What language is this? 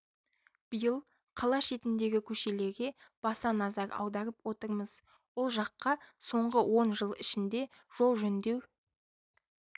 Kazakh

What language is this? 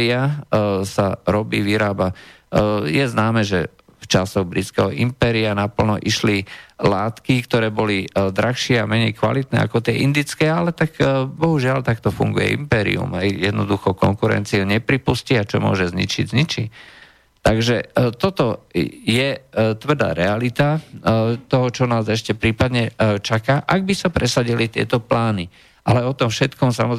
Slovak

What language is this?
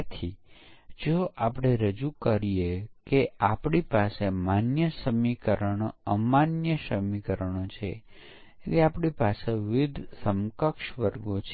Gujarati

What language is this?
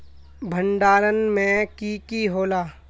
Magahi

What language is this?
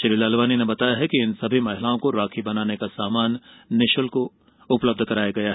Hindi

